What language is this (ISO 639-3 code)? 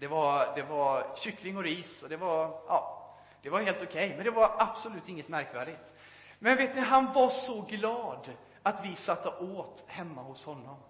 swe